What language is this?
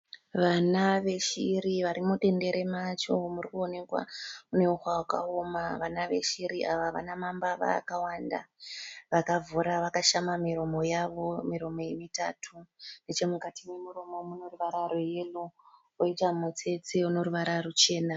Shona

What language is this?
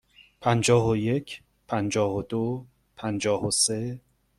Persian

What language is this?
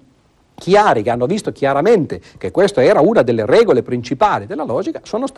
Italian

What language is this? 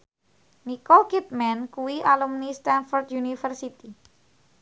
Javanese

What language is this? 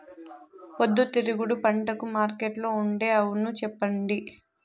Telugu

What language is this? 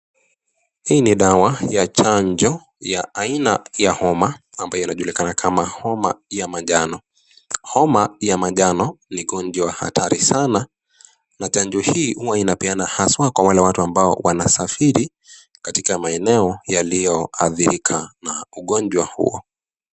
Swahili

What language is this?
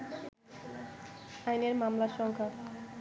Bangla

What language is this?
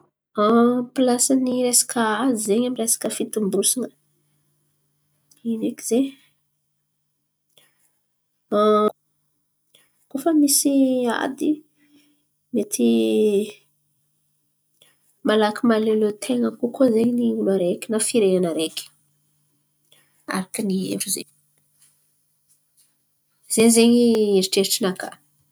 Antankarana Malagasy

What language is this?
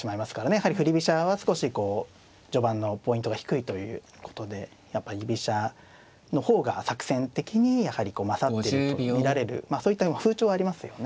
Japanese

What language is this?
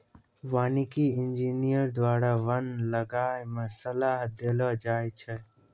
Maithili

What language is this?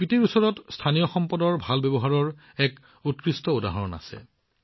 Assamese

